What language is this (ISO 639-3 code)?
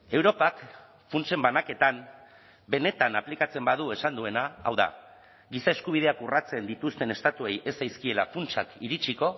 eus